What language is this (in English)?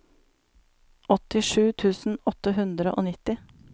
Norwegian